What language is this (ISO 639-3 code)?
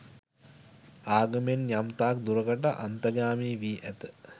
sin